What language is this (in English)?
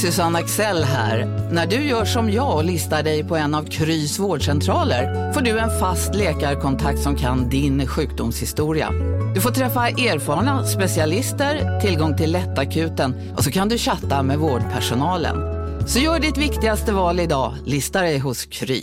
Swedish